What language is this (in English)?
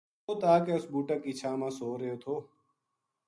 Gujari